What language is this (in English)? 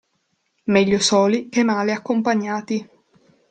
Italian